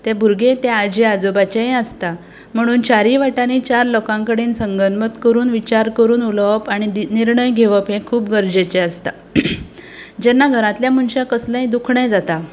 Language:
Konkani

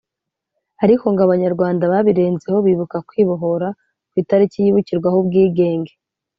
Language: Kinyarwanda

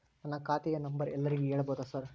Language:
Kannada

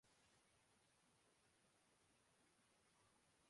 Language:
Urdu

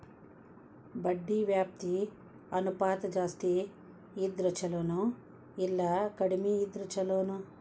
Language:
Kannada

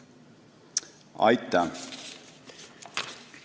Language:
Estonian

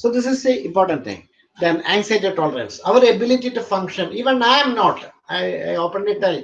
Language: English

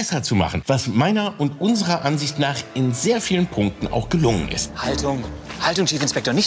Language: German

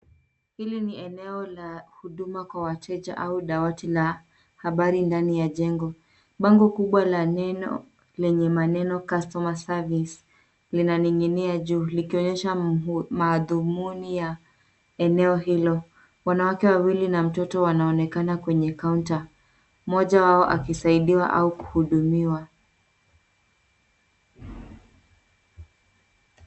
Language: Swahili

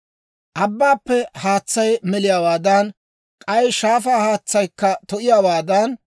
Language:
Dawro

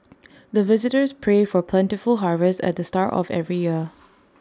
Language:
English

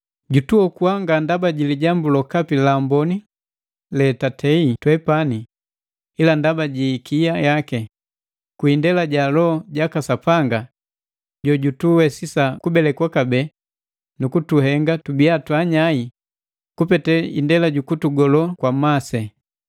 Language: Matengo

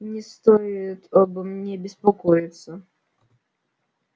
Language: Russian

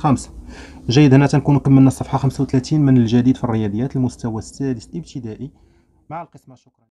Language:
Arabic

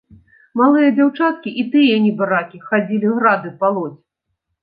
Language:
Belarusian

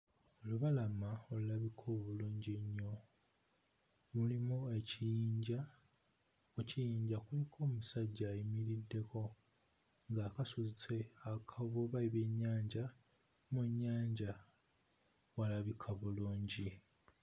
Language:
Ganda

